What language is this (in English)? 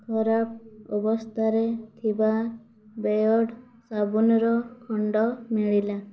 Odia